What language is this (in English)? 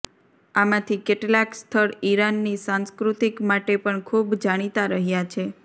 Gujarati